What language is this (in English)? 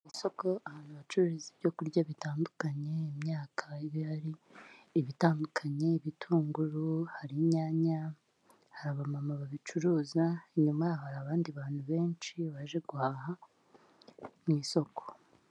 Kinyarwanda